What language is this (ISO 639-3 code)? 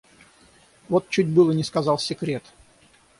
rus